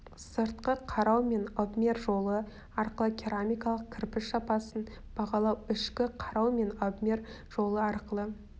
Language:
Kazakh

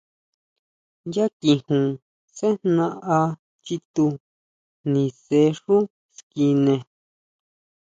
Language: Huautla Mazatec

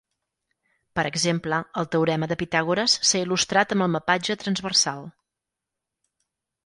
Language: Catalan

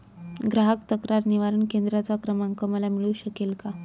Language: Marathi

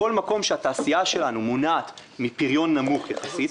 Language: Hebrew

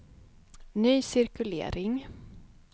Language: Swedish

